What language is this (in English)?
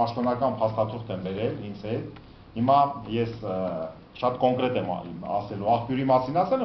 Romanian